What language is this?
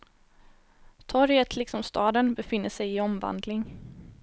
Swedish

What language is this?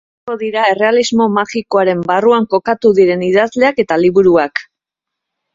Basque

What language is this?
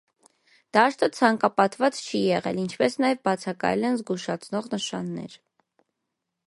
Armenian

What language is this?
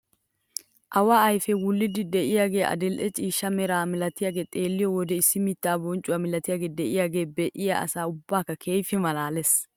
Wolaytta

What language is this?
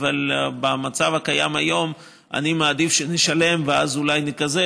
Hebrew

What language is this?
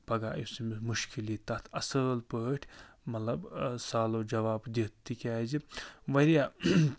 Kashmiri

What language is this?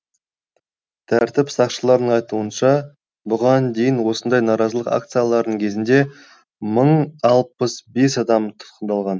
Kazakh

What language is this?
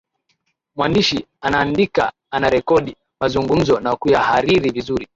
Swahili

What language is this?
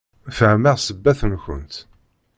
Kabyle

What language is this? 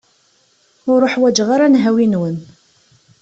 Kabyle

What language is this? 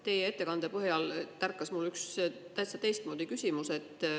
Estonian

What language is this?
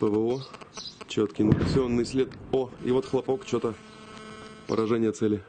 Russian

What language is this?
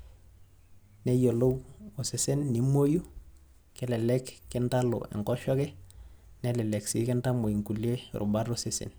Masai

